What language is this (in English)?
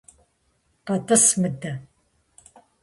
Kabardian